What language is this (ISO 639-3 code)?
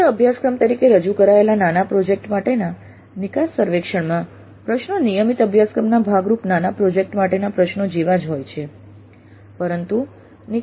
guj